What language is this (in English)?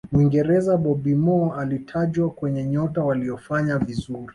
Swahili